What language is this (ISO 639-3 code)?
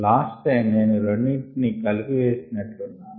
tel